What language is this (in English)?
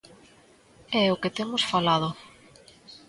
Galician